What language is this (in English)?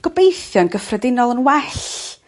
Welsh